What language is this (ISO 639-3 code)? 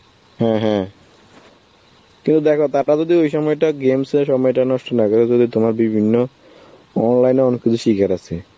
ben